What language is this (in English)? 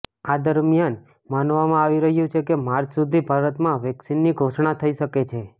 Gujarati